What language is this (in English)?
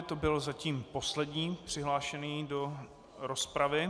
Czech